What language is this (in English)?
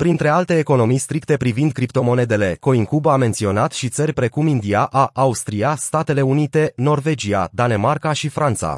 Romanian